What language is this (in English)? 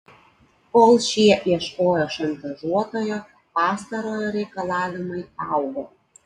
Lithuanian